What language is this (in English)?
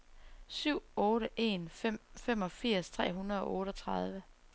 Danish